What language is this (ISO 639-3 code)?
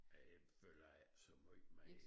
dan